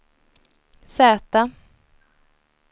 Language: Swedish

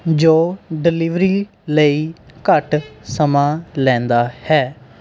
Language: Punjabi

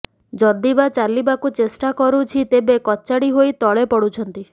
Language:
Odia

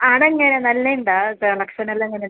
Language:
Malayalam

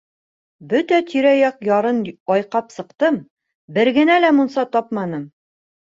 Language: Bashkir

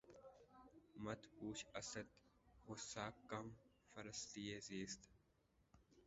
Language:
Urdu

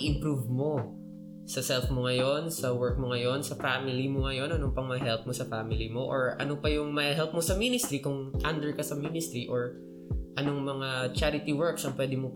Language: Filipino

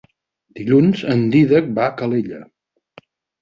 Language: Catalan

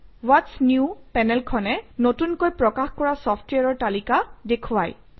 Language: Assamese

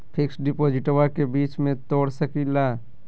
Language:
Magahi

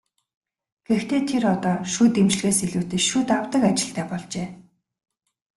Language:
Mongolian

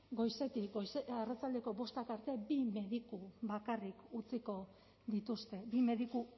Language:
Basque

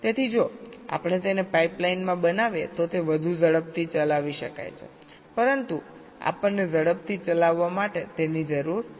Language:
Gujarati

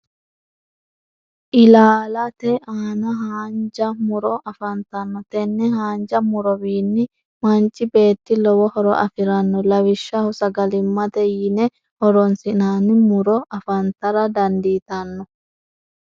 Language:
Sidamo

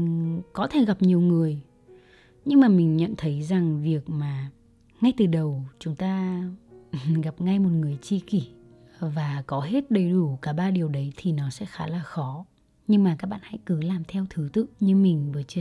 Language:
Vietnamese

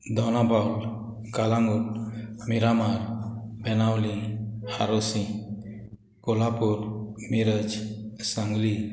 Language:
Konkani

